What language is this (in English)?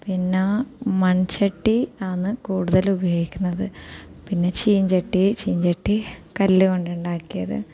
Malayalam